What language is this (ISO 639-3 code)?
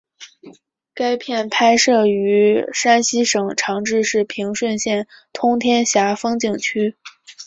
zho